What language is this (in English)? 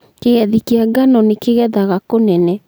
Kikuyu